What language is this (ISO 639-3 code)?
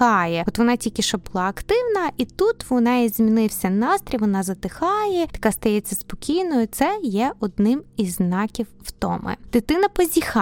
ukr